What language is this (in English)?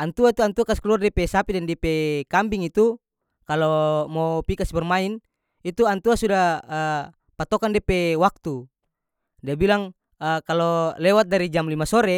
North Moluccan Malay